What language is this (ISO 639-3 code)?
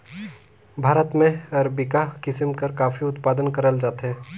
hne